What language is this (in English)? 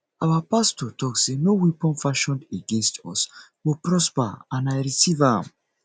Nigerian Pidgin